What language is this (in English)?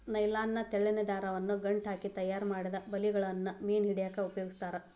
Kannada